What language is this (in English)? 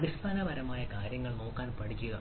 Malayalam